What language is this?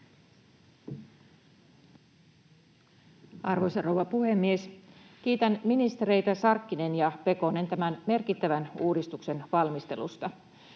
Finnish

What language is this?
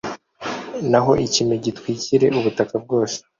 Kinyarwanda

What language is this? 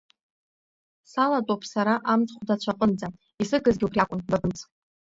Abkhazian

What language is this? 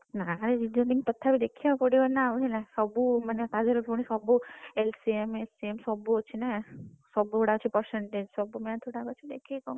Odia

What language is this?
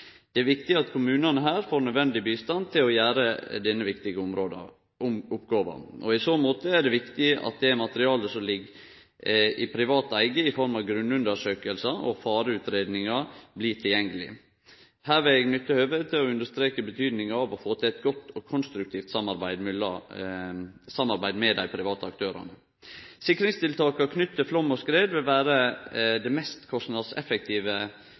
Norwegian Nynorsk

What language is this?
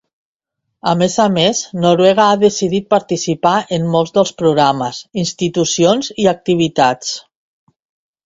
Catalan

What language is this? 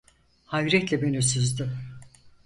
Turkish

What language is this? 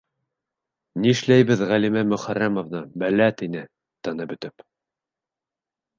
Bashkir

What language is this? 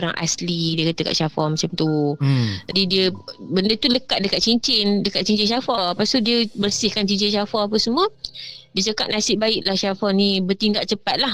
Malay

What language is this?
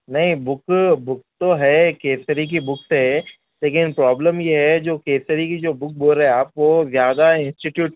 Urdu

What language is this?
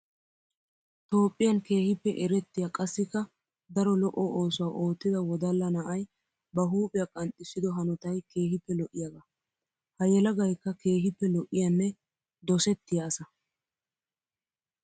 Wolaytta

